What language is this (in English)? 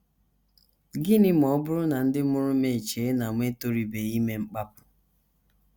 Igbo